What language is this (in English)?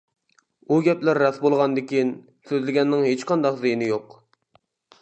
Uyghur